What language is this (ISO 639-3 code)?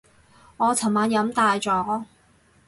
yue